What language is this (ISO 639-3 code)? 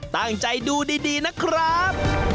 tha